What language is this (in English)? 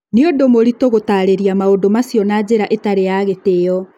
Kikuyu